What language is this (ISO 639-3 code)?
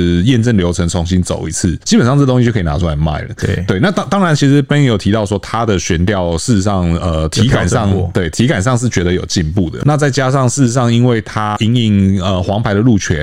zho